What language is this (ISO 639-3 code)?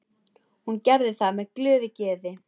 isl